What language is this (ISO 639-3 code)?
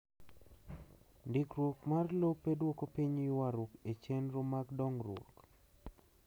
luo